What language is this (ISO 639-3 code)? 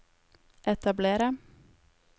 nor